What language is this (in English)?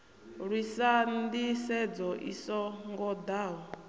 Venda